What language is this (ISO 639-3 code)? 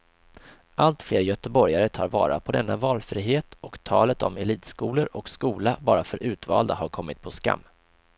swe